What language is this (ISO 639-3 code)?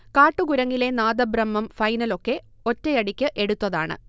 mal